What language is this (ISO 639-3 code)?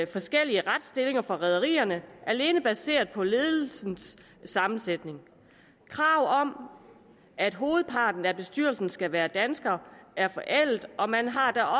dan